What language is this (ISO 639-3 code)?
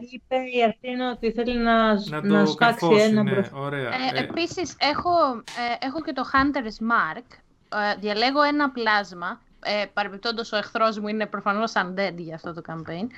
ell